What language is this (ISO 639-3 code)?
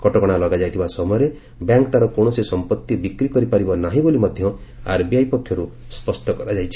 ori